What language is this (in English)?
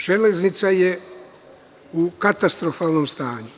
Serbian